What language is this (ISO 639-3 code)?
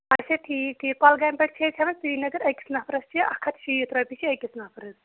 kas